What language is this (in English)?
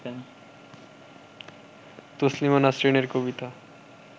Bangla